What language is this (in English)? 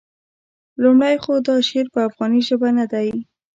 Pashto